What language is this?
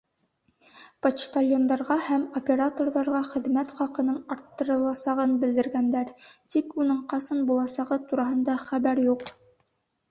Bashkir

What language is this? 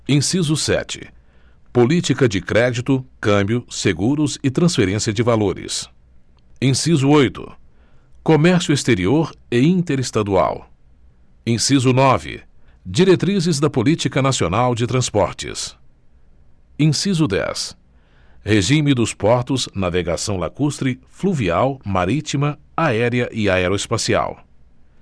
Portuguese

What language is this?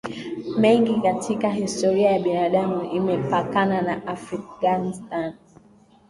Swahili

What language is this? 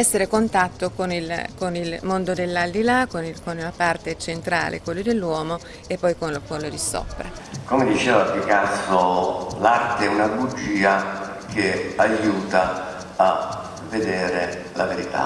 Italian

